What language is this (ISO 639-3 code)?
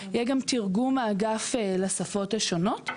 heb